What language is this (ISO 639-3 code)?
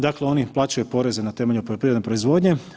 hrv